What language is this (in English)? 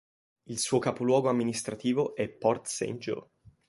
Italian